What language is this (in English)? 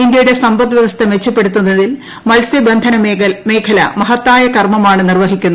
Malayalam